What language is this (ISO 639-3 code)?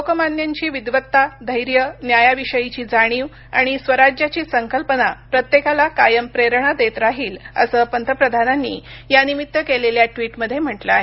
mar